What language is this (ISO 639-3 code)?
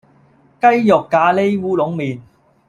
yue